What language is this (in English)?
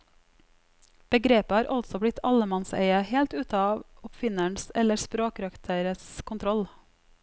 Norwegian